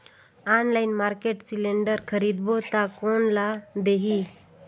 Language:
Chhattisgarhi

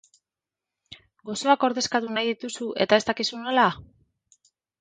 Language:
Basque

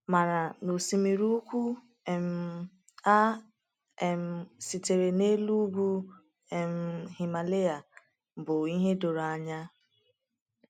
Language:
Igbo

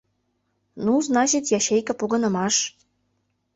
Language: Mari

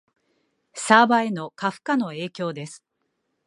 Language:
Japanese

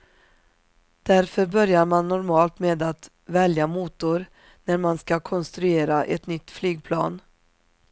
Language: Swedish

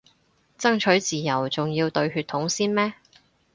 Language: Cantonese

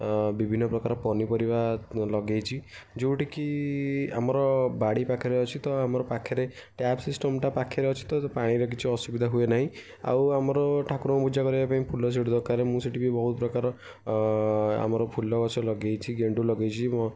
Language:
Odia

